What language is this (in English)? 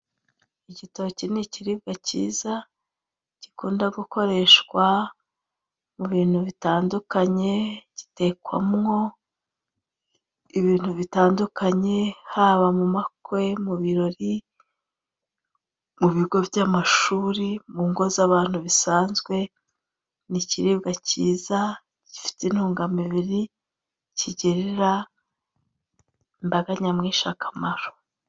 Kinyarwanda